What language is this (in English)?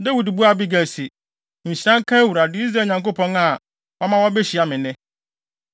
Akan